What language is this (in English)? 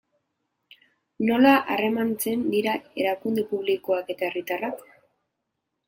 Basque